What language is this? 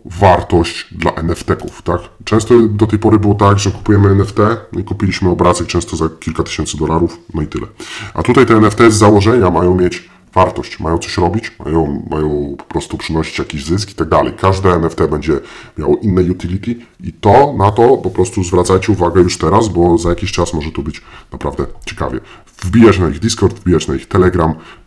Polish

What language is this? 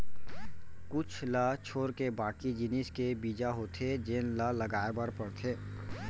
Chhattisgarhi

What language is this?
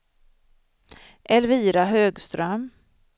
Swedish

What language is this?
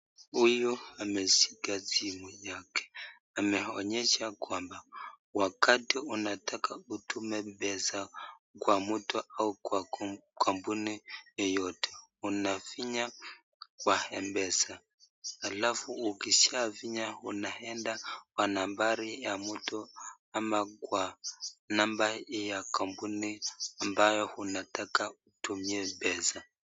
Swahili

